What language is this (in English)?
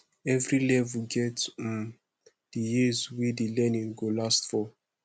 Nigerian Pidgin